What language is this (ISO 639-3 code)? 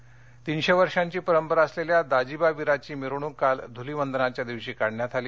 mar